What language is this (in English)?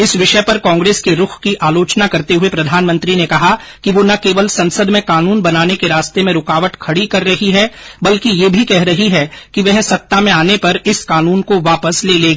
Hindi